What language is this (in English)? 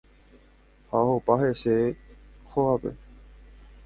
Guarani